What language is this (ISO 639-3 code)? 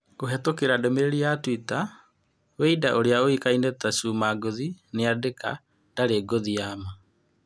kik